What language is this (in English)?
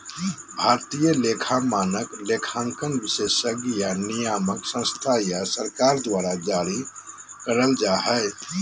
Magahi